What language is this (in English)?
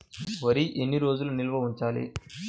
Telugu